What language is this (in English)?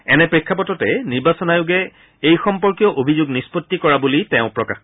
Assamese